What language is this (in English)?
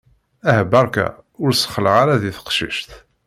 Kabyle